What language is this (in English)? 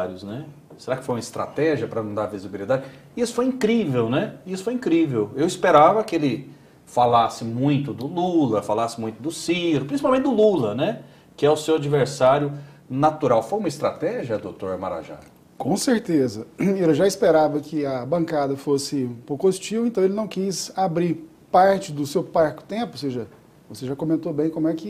Portuguese